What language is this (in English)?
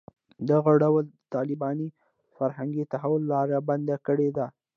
Pashto